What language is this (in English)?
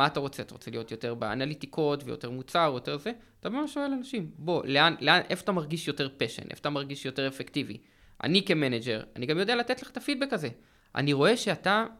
Hebrew